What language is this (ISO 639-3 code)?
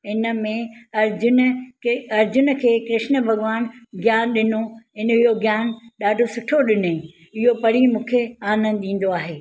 snd